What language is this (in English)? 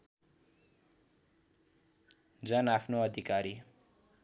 Nepali